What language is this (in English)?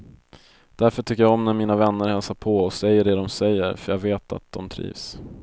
Swedish